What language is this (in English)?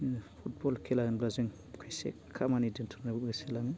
Bodo